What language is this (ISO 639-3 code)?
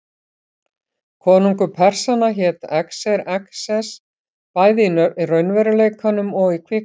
isl